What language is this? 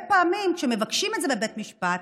Hebrew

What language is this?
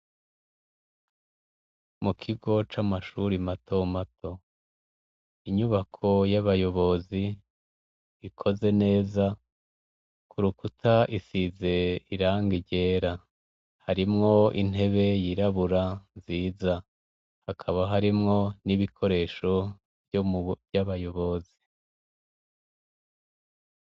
Rundi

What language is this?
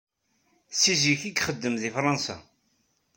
Kabyle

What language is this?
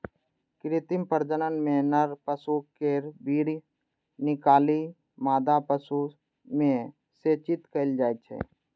Maithili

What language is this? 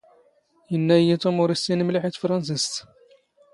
Standard Moroccan Tamazight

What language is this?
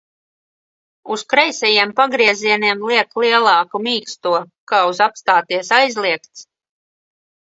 Latvian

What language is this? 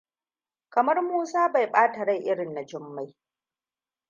Hausa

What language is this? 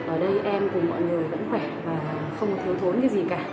Vietnamese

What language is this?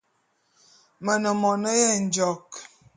Bulu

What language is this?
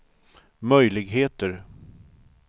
Swedish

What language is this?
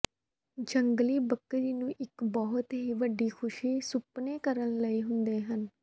Punjabi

